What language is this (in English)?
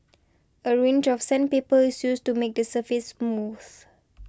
English